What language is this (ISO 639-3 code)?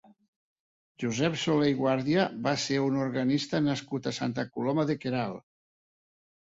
cat